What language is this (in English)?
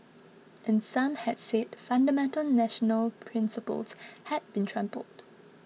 English